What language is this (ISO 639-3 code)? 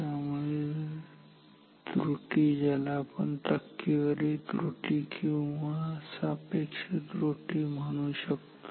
mar